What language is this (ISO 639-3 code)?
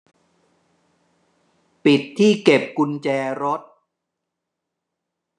tha